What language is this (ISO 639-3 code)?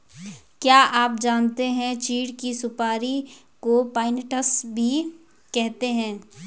hin